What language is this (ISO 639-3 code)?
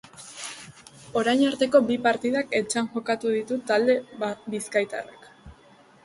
eus